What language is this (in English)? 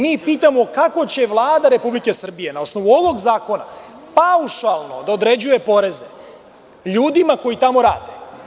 Serbian